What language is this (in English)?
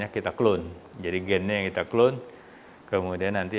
Indonesian